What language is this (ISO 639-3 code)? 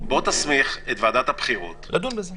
heb